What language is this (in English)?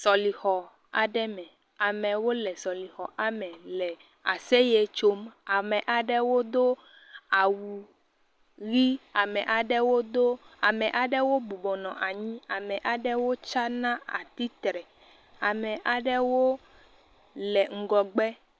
Ewe